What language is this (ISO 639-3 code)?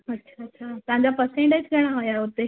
snd